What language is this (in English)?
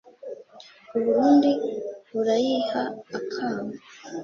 Kinyarwanda